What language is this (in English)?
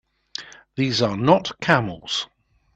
English